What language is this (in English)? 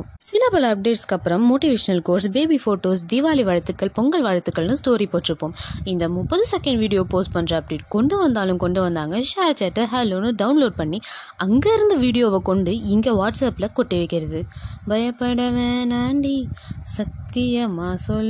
Tamil